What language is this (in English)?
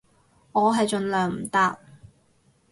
Cantonese